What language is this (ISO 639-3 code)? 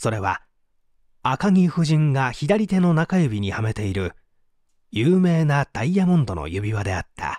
jpn